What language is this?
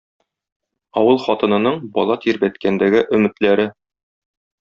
Tatar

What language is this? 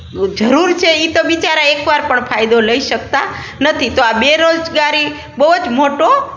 Gujarati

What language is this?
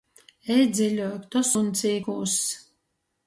Latgalian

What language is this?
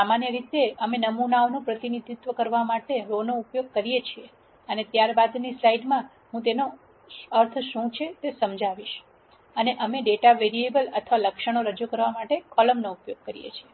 Gujarati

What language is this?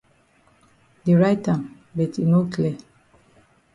Cameroon Pidgin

